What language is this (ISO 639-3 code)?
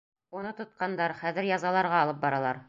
bak